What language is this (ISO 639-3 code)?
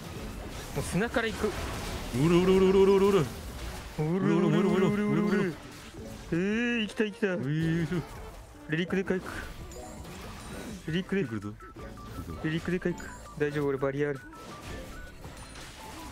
jpn